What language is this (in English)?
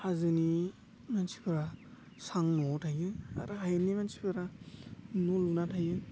Bodo